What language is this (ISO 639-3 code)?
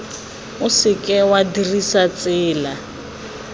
tsn